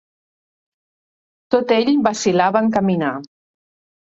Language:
Catalan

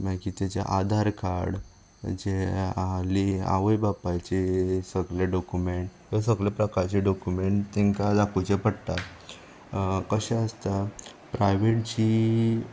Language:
Konkani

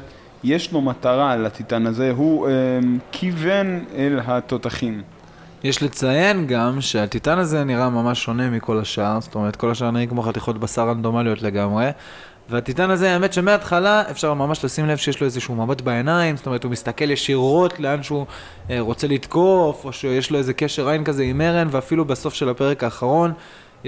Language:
Hebrew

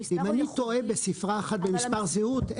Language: Hebrew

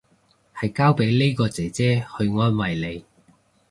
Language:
Cantonese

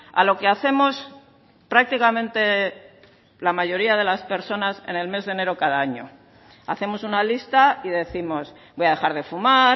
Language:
Spanish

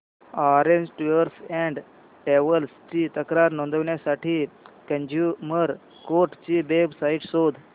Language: Marathi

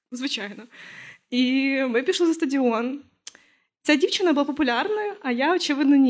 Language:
Ukrainian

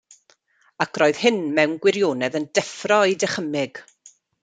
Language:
Welsh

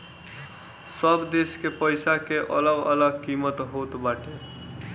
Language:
Bhojpuri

